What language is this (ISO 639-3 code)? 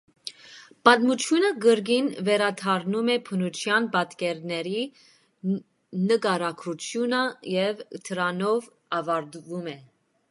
hye